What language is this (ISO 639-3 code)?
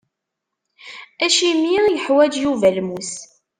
kab